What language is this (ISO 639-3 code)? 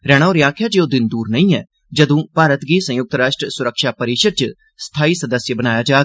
doi